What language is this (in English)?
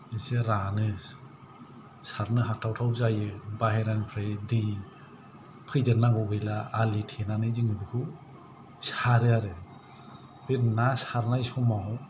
Bodo